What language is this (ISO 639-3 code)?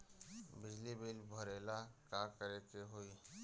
bho